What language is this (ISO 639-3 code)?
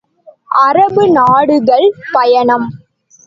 tam